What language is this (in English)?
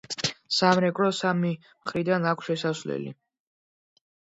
Georgian